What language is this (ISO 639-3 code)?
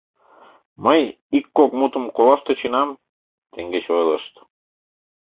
chm